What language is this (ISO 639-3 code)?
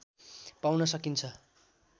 nep